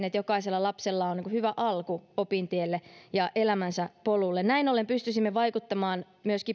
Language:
Finnish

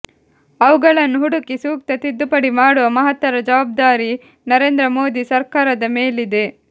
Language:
Kannada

